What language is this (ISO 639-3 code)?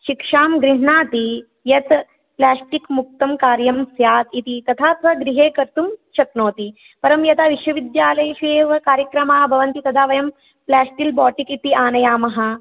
san